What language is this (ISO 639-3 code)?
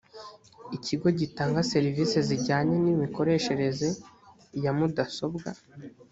kin